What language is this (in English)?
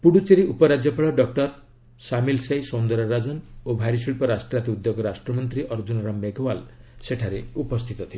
Odia